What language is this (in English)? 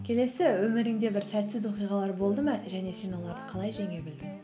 Kazakh